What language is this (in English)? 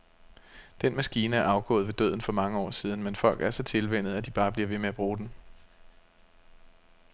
Danish